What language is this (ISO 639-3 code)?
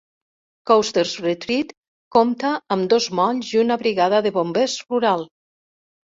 cat